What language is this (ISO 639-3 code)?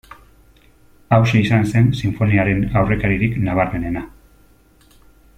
eus